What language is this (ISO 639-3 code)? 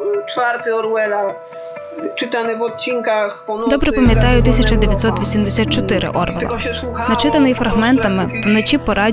ukr